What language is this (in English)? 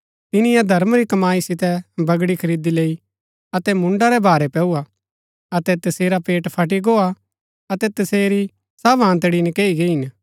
Gaddi